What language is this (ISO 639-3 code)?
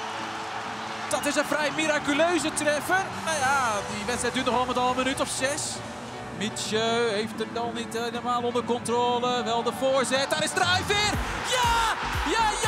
nld